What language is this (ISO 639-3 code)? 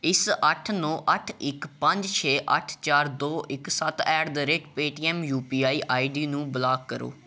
pan